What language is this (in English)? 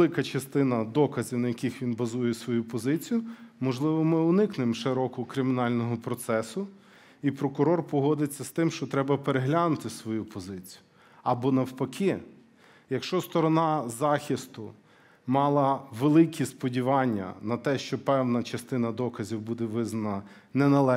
Ukrainian